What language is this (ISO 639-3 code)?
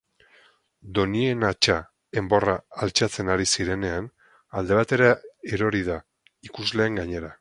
eus